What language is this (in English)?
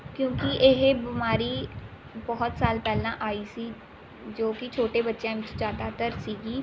Punjabi